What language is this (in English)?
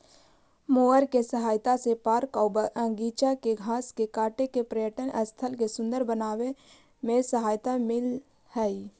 Magahi